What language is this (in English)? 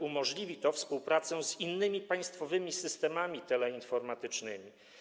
Polish